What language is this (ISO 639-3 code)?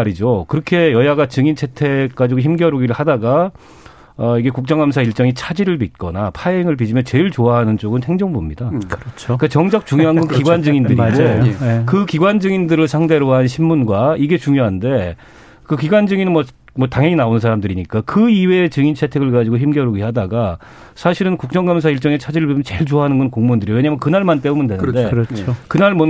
kor